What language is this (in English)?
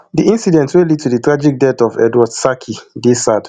Nigerian Pidgin